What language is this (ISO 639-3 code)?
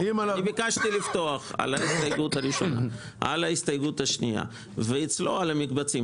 heb